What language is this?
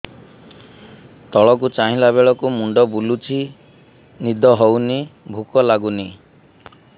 Odia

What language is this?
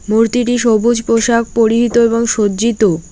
Bangla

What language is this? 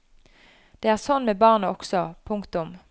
Norwegian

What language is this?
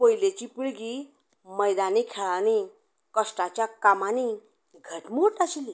Konkani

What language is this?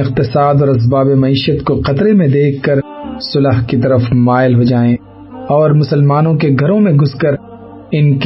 Urdu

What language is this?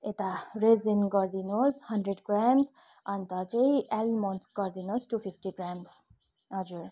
Nepali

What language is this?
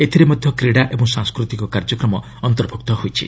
Odia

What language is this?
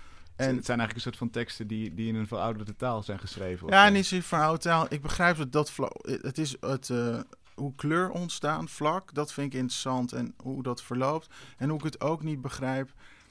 Dutch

